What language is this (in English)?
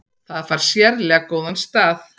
Icelandic